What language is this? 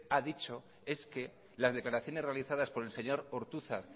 Spanish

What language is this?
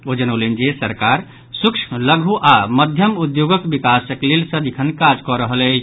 Maithili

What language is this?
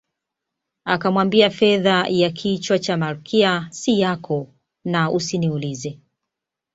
Swahili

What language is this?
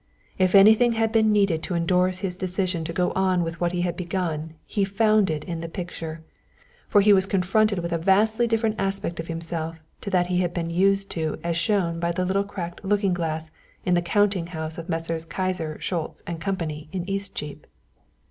English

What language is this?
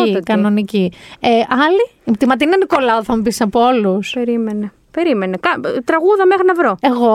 Greek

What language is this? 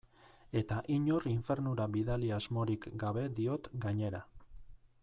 Basque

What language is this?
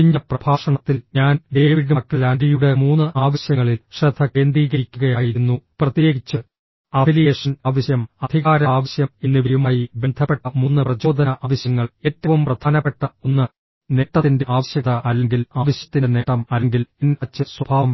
Malayalam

